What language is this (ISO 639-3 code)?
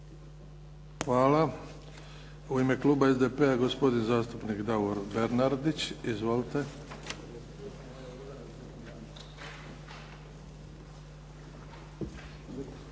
hrv